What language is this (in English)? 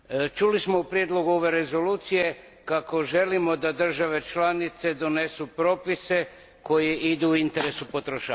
Croatian